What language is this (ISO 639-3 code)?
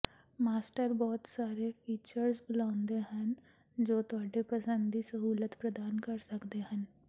pan